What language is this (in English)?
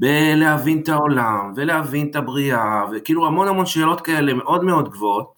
Hebrew